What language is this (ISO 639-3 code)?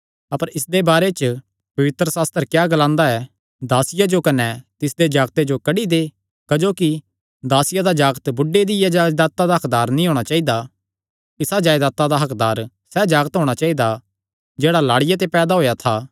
xnr